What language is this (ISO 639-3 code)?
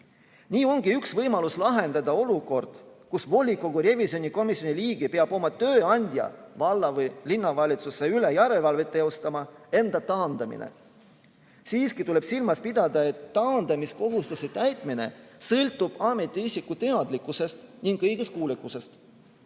est